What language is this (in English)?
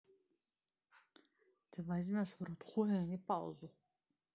Russian